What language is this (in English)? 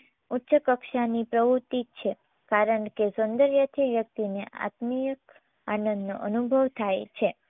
Gujarati